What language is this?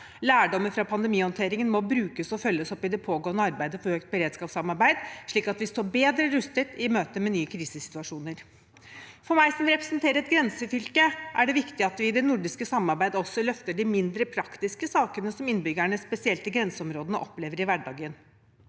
Norwegian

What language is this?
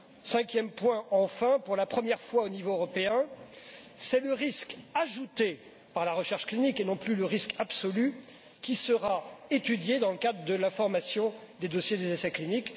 French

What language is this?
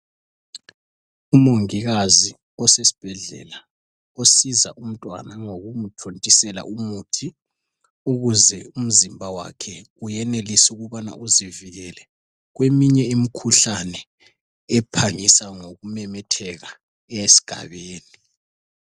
North Ndebele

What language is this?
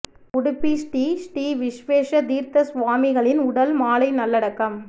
Tamil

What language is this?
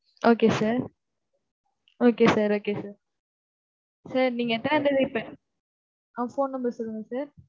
Tamil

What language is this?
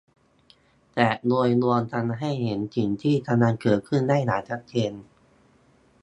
Thai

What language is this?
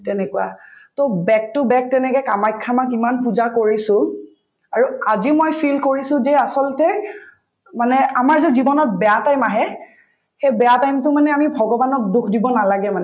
Assamese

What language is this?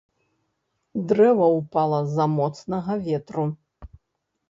Belarusian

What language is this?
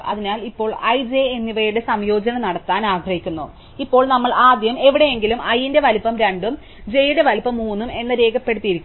Malayalam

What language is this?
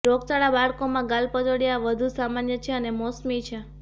Gujarati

